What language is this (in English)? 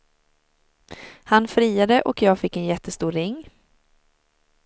Swedish